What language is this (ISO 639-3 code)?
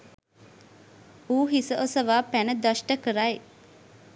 sin